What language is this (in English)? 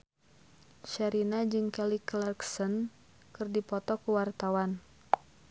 Sundanese